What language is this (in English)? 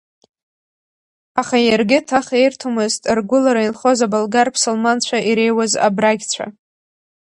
Abkhazian